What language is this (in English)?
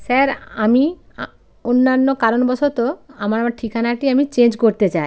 Bangla